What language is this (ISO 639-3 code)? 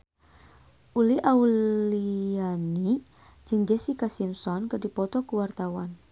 sun